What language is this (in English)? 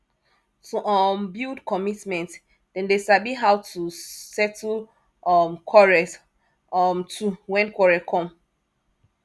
Nigerian Pidgin